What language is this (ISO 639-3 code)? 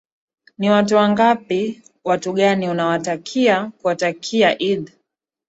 swa